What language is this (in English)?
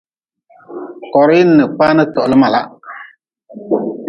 Nawdm